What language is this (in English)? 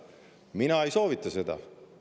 Estonian